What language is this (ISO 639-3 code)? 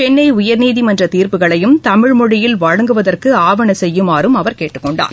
tam